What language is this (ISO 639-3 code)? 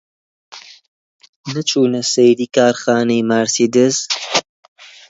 ckb